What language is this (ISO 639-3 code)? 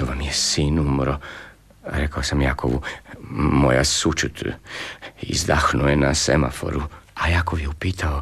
hrv